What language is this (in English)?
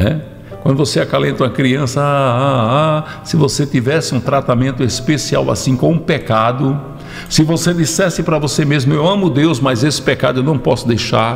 Portuguese